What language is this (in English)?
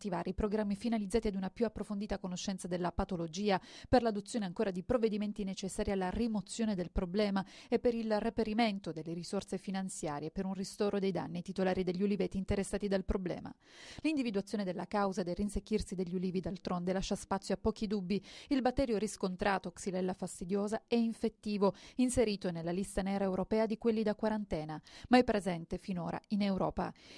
Italian